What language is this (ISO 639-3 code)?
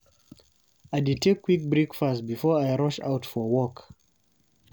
pcm